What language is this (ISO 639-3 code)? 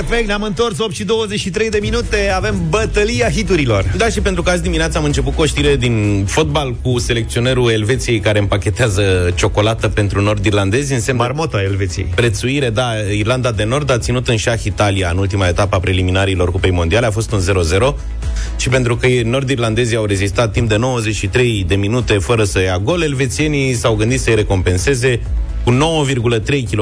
ron